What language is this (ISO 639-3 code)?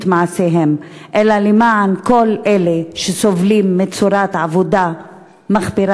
heb